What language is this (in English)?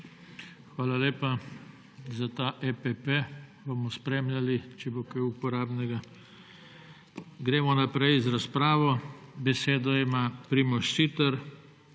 Slovenian